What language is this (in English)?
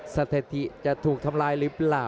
Thai